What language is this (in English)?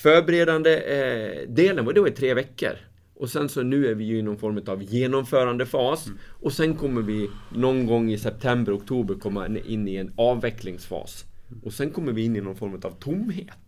Swedish